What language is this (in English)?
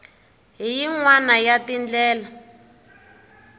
Tsonga